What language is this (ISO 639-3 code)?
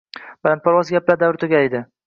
uzb